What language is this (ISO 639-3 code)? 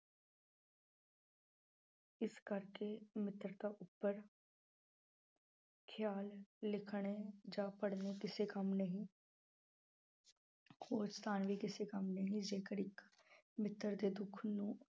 pan